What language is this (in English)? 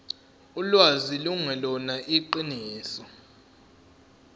Zulu